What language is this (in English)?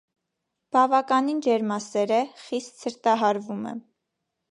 Armenian